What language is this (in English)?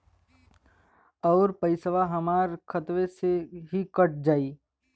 Bhojpuri